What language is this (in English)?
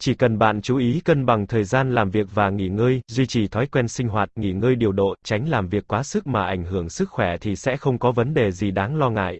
Vietnamese